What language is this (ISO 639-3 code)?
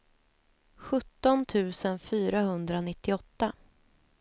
swe